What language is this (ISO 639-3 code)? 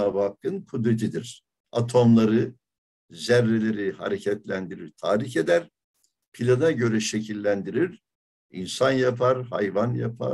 tur